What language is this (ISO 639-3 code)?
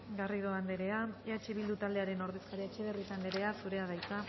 eus